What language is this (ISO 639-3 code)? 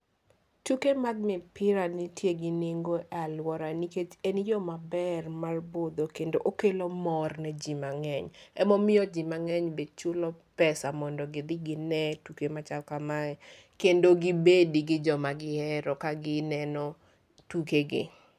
luo